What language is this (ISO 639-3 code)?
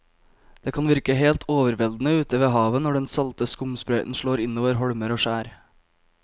nor